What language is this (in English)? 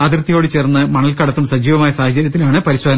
Malayalam